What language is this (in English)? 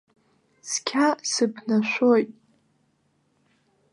Abkhazian